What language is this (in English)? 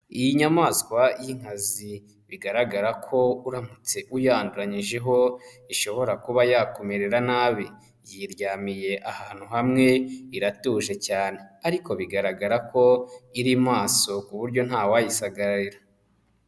Kinyarwanda